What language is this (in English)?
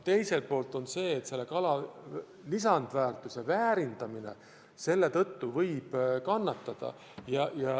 Estonian